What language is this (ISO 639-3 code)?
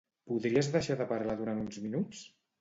cat